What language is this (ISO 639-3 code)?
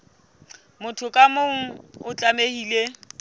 sot